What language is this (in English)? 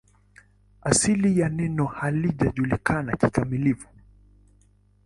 Swahili